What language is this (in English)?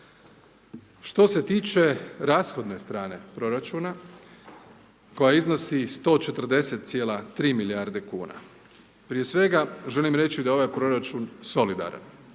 Croatian